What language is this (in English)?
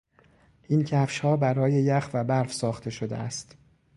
Persian